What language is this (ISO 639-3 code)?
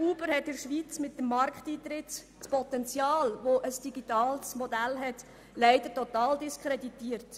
gsw